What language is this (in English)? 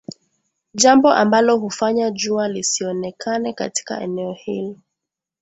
Swahili